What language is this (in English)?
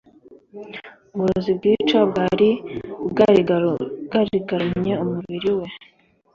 Kinyarwanda